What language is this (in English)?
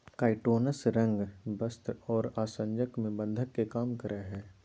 Magahi